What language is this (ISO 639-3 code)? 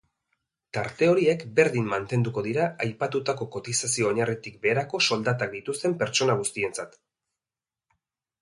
eus